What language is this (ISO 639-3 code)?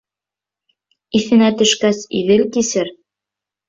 bak